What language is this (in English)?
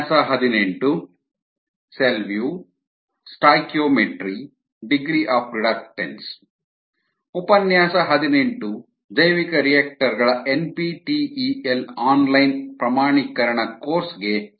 Kannada